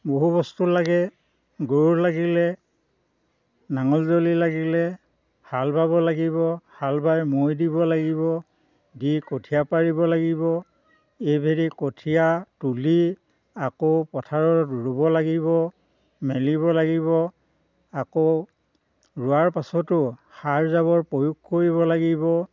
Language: Assamese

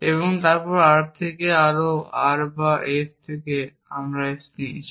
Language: Bangla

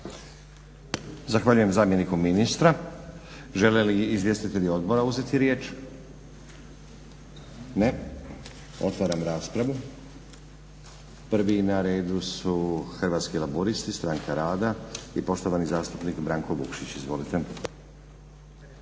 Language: Croatian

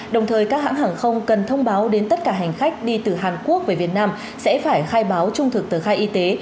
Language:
Vietnamese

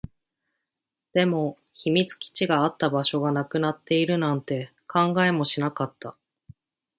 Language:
Japanese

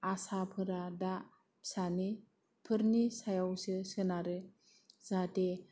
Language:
Bodo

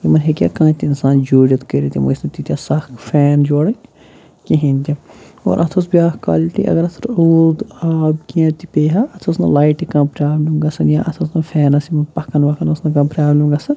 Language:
Kashmiri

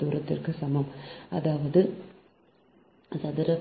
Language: Tamil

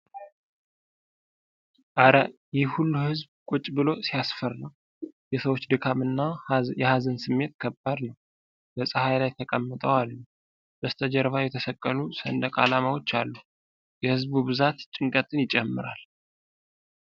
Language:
Amharic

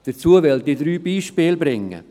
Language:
Swiss German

